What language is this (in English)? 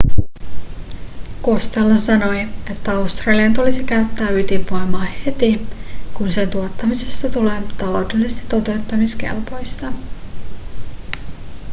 Finnish